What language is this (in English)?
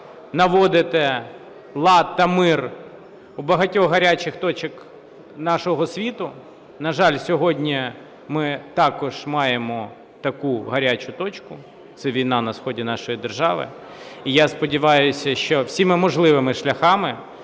Ukrainian